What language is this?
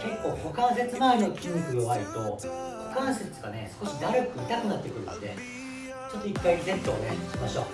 Japanese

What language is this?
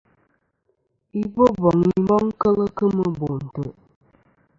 Kom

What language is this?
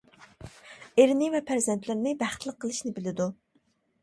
Uyghur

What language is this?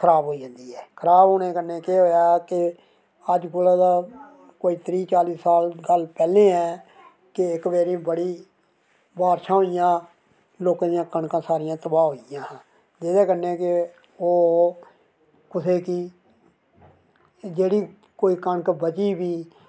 Dogri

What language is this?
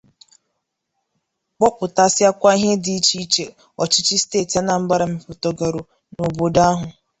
Igbo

